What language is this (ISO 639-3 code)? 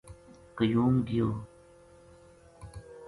gju